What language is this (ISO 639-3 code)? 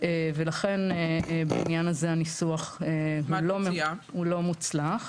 heb